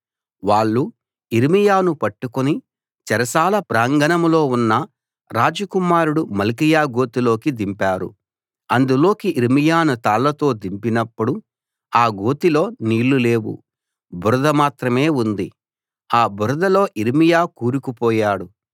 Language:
Telugu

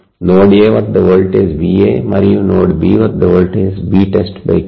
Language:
Telugu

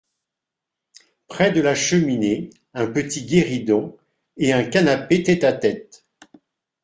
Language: French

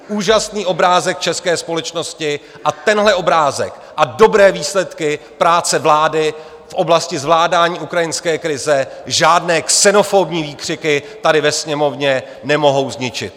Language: Czech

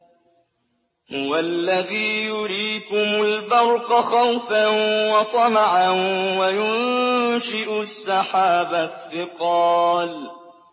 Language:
Arabic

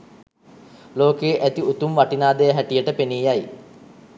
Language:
Sinhala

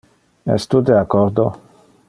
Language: Interlingua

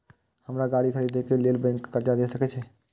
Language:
Maithili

